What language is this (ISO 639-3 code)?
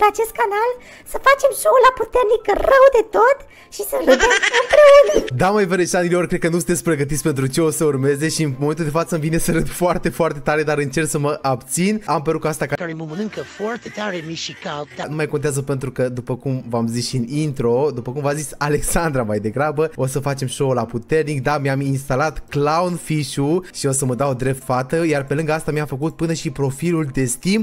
ron